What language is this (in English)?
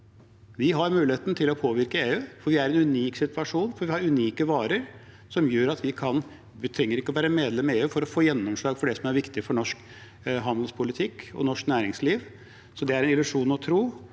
Norwegian